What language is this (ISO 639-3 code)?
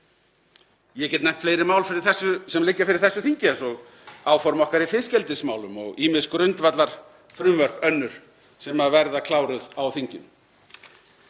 isl